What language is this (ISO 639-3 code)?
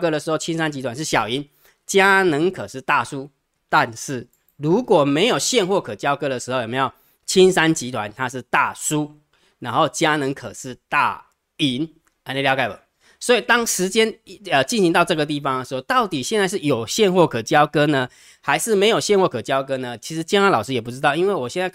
zho